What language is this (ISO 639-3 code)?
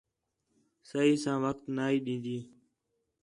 xhe